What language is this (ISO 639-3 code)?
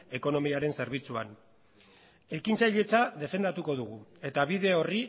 eus